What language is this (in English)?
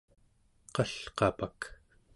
Central Yupik